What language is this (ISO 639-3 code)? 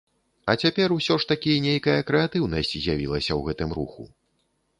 bel